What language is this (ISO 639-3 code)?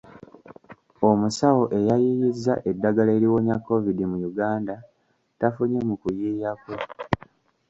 lug